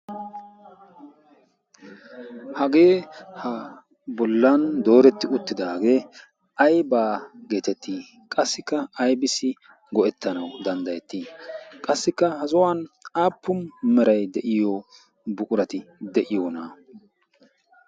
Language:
Wolaytta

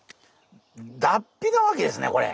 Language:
Japanese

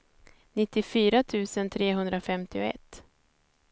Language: Swedish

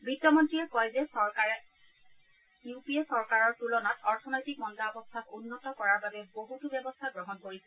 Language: Assamese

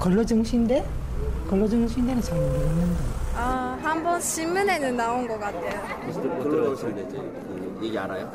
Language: Korean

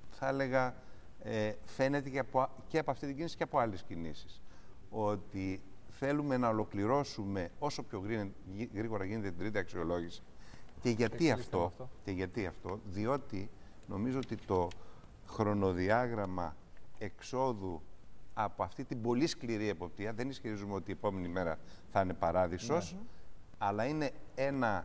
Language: Greek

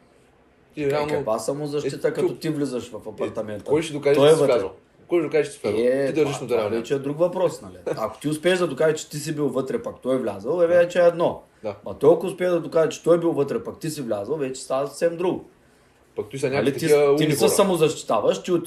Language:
Bulgarian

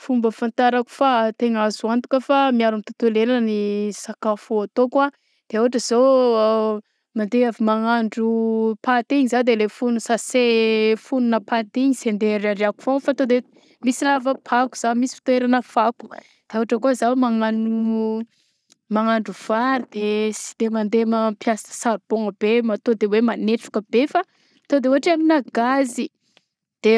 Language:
Southern Betsimisaraka Malagasy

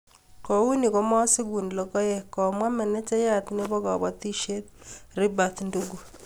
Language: Kalenjin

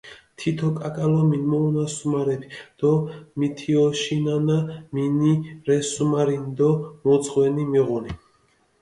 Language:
Mingrelian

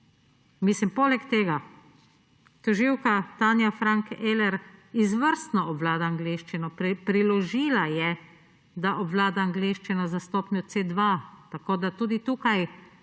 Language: Slovenian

